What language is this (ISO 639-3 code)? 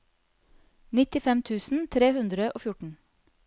nor